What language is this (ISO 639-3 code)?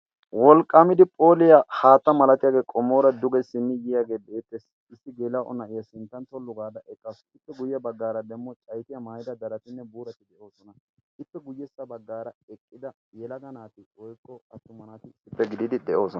wal